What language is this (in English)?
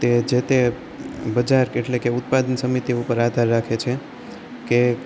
Gujarati